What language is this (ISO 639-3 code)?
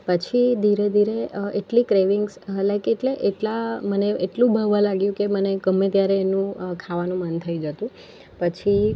guj